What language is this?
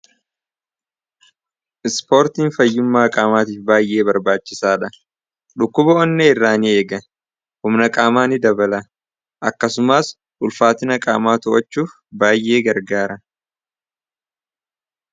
Oromo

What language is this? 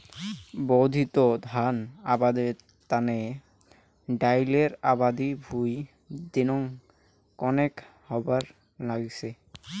Bangla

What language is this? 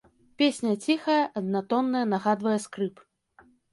Belarusian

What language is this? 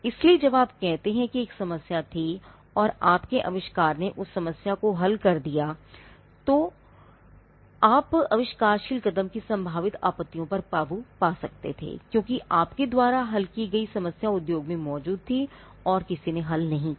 Hindi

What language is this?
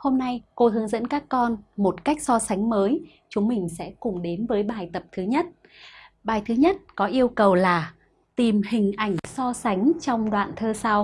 Vietnamese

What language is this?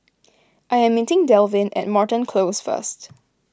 English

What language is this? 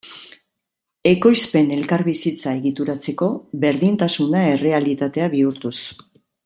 Basque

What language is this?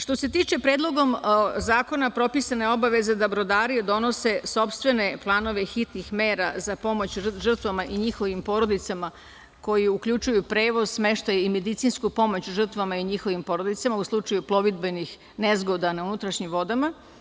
Serbian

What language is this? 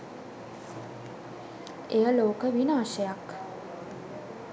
Sinhala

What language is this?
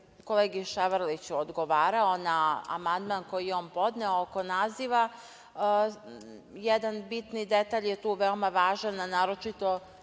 Serbian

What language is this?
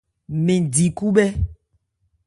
Ebrié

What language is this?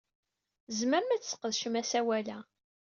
Kabyle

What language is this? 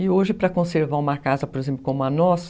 Portuguese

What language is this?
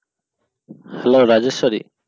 Bangla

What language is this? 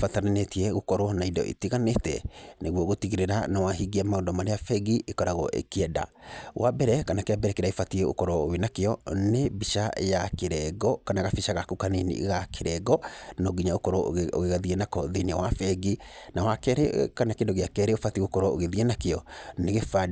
Kikuyu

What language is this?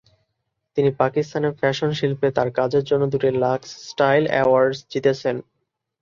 Bangla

